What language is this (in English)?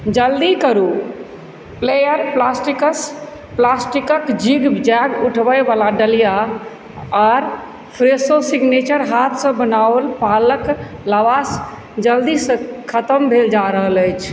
Maithili